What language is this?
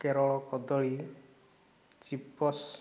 Odia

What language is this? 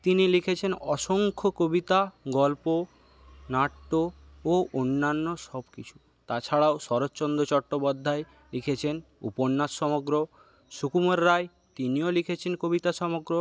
Bangla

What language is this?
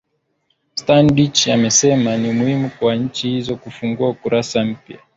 Swahili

